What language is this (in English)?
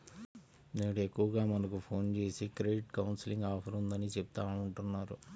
Telugu